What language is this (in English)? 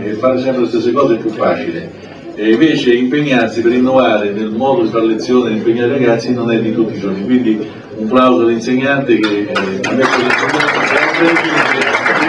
Italian